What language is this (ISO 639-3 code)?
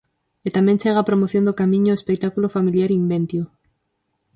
glg